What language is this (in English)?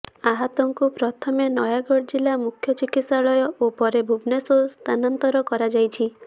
Odia